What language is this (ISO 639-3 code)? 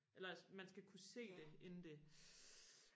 dan